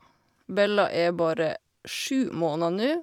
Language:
Norwegian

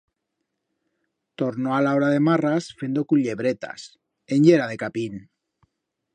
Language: Aragonese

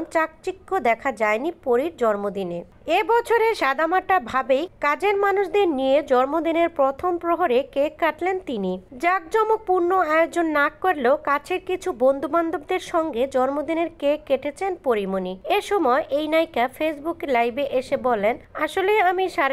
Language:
Japanese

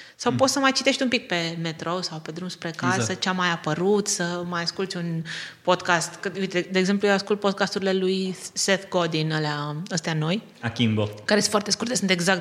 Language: Romanian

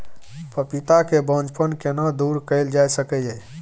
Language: Maithili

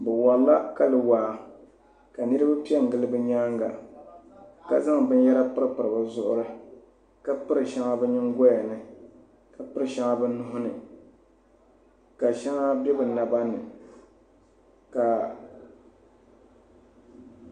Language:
Dagbani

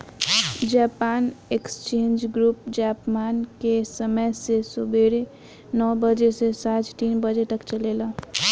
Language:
Bhojpuri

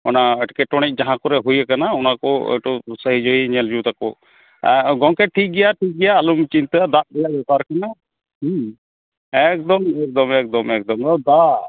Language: Santali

